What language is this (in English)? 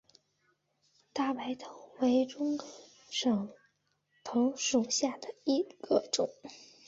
Chinese